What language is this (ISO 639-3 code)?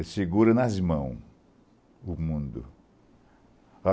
por